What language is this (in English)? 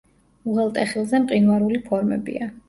Georgian